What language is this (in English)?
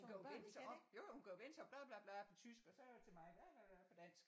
Danish